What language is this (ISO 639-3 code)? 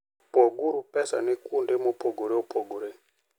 luo